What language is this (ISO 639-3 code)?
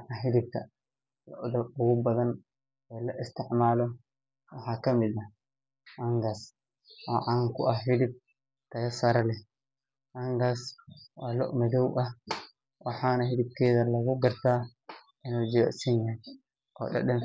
som